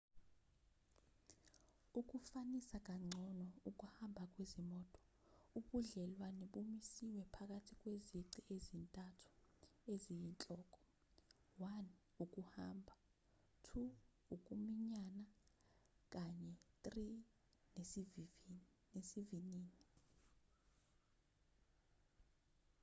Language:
Zulu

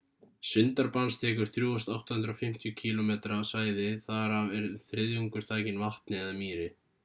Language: Icelandic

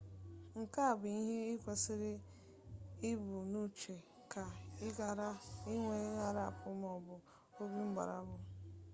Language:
Igbo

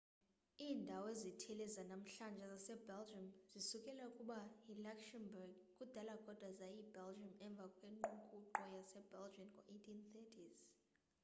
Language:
Xhosa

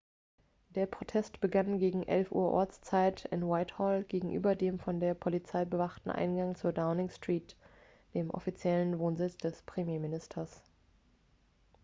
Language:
German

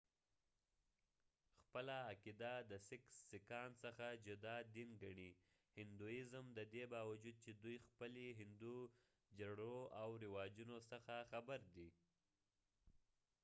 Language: Pashto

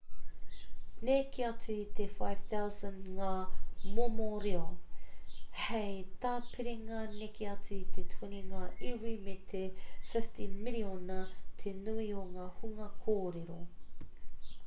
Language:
Māori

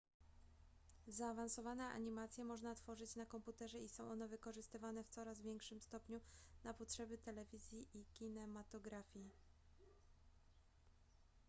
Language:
Polish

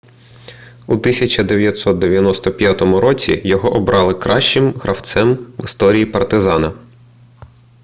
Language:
Ukrainian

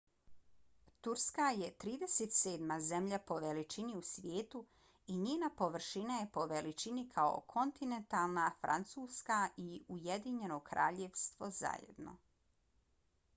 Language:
Bosnian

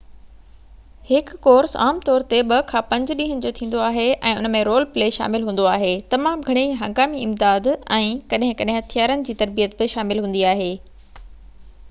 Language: Sindhi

